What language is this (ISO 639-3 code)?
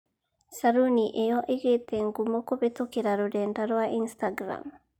kik